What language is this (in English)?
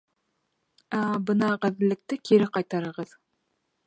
Bashkir